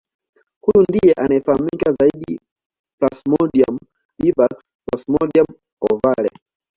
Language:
Swahili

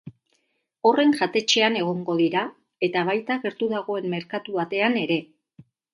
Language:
Basque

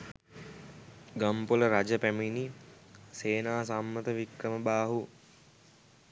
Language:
Sinhala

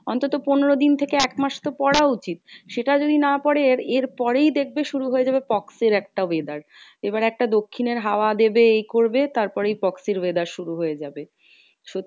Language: Bangla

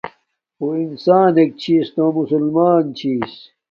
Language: Domaaki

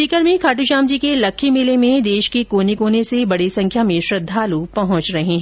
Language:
Hindi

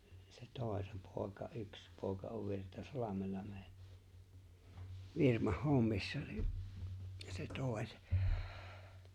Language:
Finnish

